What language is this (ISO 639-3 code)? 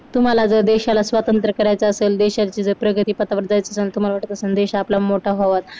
mar